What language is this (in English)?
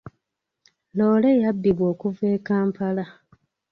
Ganda